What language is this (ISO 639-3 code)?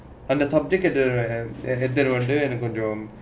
eng